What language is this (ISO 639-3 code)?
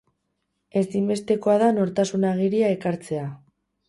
eus